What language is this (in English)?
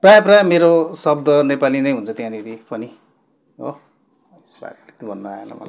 Nepali